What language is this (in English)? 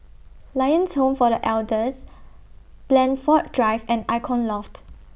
English